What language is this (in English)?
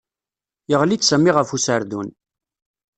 Kabyle